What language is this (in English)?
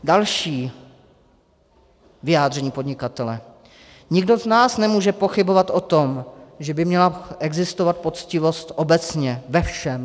Czech